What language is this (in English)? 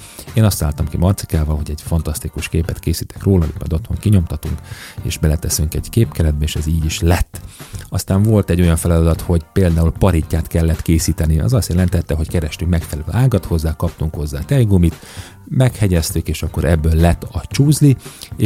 Hungarian